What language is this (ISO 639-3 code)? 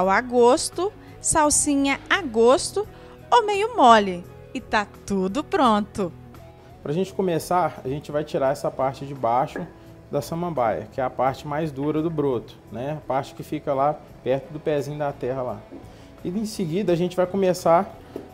por